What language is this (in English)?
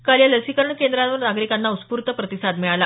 Marathi